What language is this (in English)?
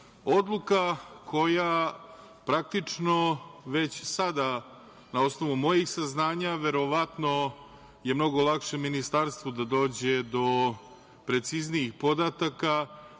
Serbian